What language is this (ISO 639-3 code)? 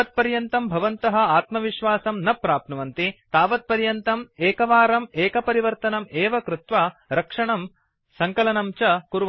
san